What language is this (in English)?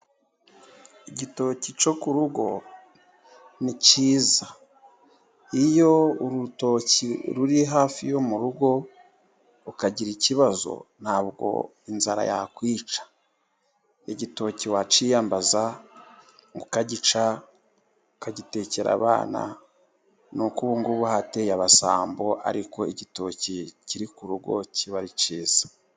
Kinyarwanda